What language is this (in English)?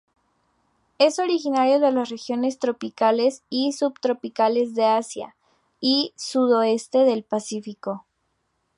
Spanish